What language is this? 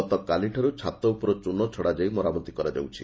Odia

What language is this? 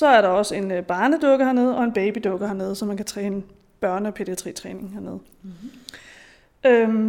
Danish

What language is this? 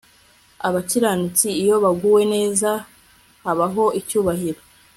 Kinyarwanda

